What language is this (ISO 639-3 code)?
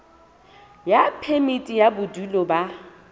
sot